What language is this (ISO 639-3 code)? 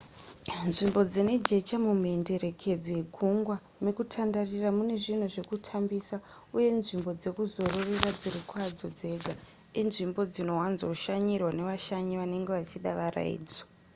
sna